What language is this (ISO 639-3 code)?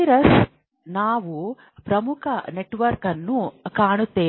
kan